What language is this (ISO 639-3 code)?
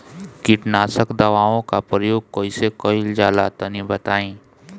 bho